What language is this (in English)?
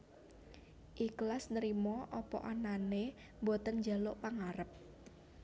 Javanese